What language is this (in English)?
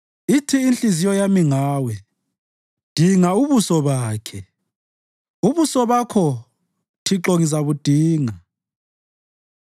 North Ndebele